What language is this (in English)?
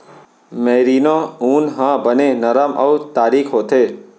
Chhattisgarhi